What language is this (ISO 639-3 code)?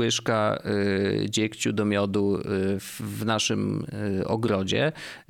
pol